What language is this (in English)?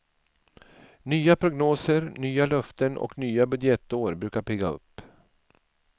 Swedish